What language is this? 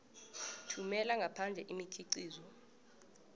South Ndebele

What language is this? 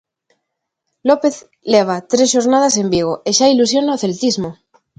Galician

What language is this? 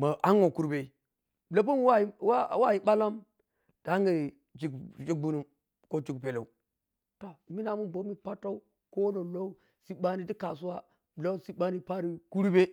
Piya-Kwonci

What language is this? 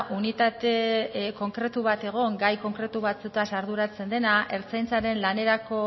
Basque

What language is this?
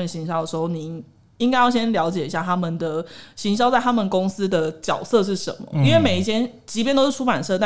Chinese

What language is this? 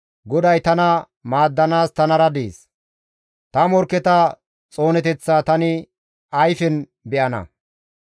Gamo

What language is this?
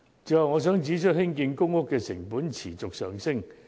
Cantonese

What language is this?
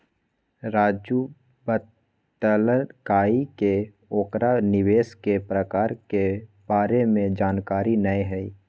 Magahi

